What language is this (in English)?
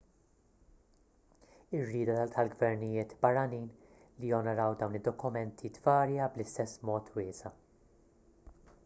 Maltese